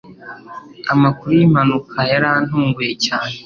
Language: Kinyarwanda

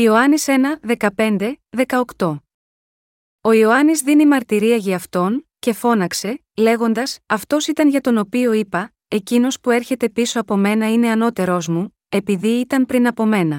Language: Greek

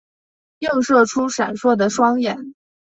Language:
Chinese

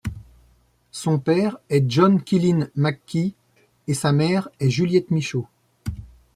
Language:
French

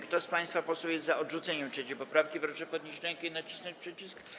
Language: Polish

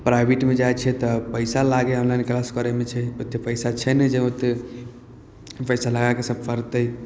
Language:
Maithili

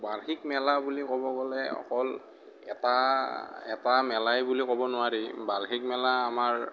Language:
Assamese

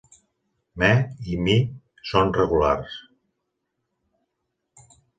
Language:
Catalan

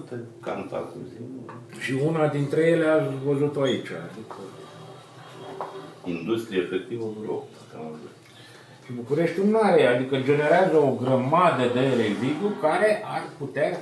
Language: Romanian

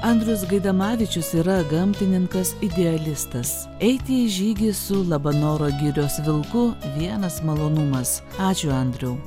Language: Lithuanian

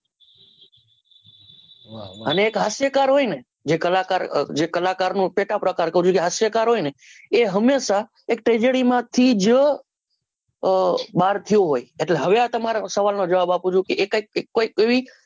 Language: Gujarati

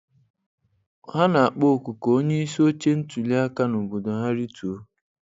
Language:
Igbo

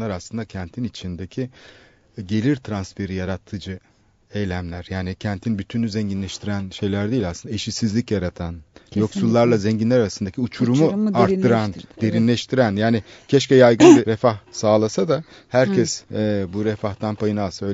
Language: Turkish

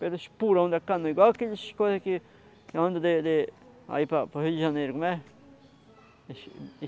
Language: Portuguese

